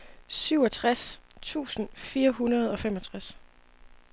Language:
Danish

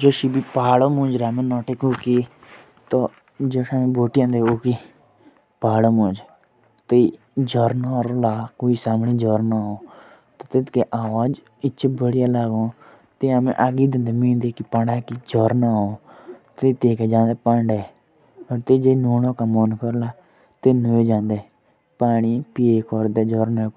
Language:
Jaunsari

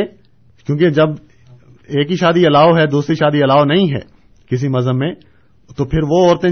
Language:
Urdu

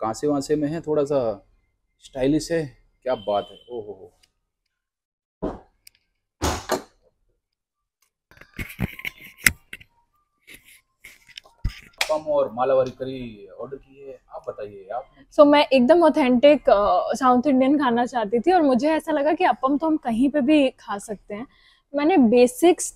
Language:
Hindi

